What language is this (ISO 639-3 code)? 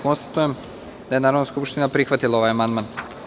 srp